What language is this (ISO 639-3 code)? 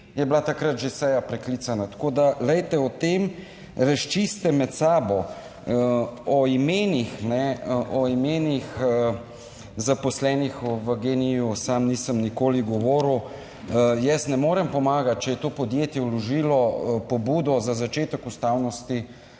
slv